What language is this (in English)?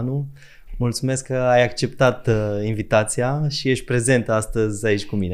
Romanian